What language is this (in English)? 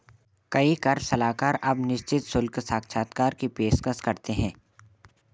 Hindi